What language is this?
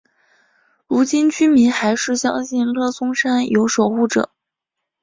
Chinese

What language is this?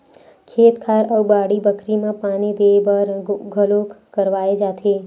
Chhattisgarhi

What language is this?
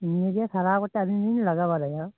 Santali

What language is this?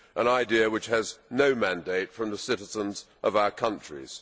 English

